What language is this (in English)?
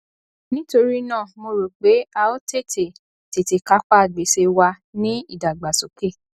Yoruba